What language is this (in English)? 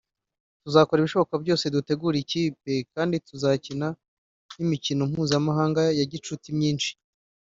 Kinyarwanda